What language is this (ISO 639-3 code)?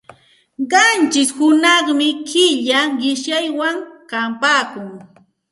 qxt